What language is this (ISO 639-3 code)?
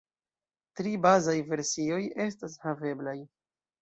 epo